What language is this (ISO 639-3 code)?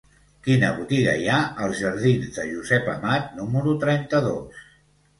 cat